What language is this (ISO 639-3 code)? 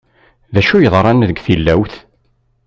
kab